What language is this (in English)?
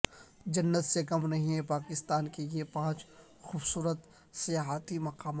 Urdu